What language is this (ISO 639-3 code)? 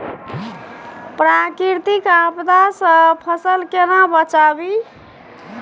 mai